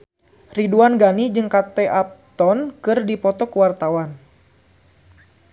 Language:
Sundanese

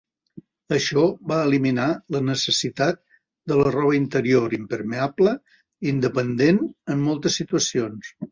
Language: Catalan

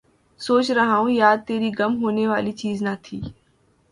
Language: Urdu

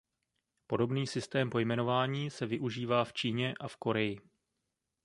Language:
Czech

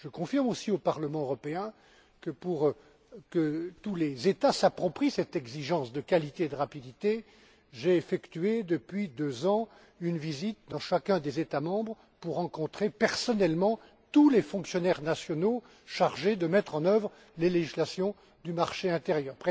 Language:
French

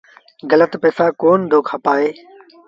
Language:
Sindhi Bhil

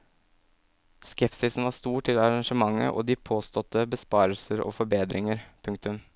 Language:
Norwegian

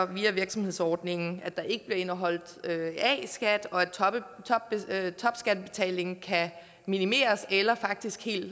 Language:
Danish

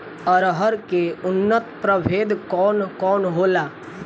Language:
Bhojpuri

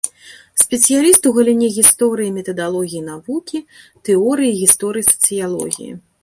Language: Belarusian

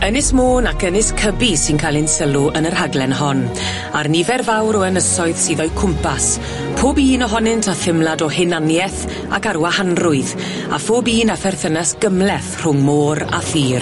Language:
Welsh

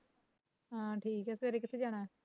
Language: Punjabi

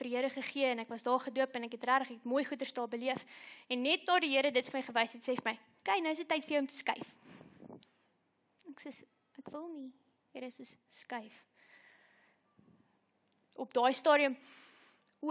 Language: Dutch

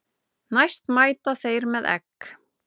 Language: Icelandic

